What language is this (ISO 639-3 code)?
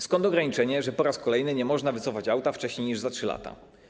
pol